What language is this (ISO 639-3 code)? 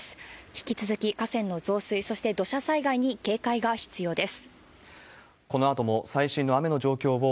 jpn